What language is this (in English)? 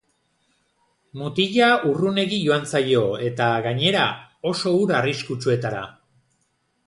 Basque